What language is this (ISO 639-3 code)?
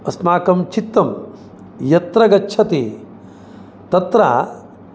san